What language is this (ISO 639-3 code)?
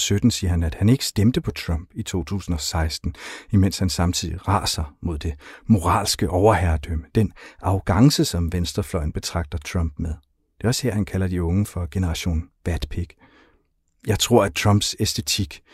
dan